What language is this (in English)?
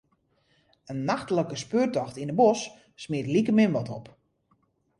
Western Frisian